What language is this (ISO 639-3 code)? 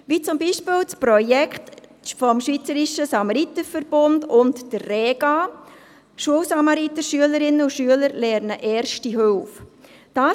gsw